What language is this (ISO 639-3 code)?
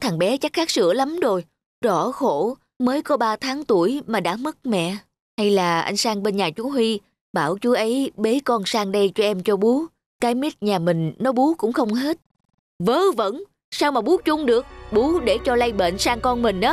vie